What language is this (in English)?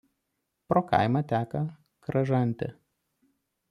Lithuanian